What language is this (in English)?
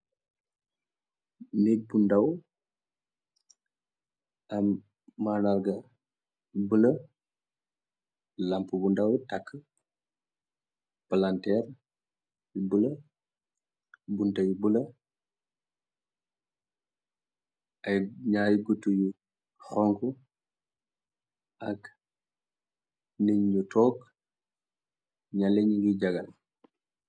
Wolof